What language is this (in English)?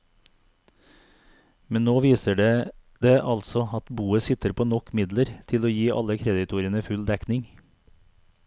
Norwegian